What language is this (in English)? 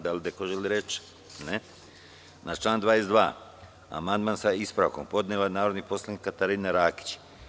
Serbian